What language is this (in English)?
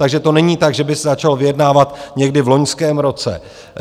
Czech